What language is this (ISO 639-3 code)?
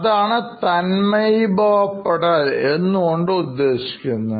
mal